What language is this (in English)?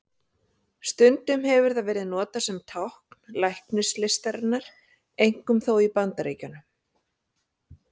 Icelandic